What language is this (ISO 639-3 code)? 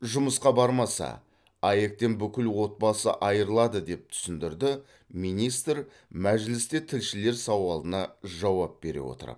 kaz